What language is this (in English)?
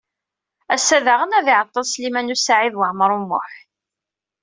Kabyle